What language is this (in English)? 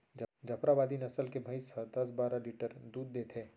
Chhattisgarhi